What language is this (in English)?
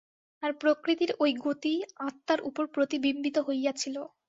Bangla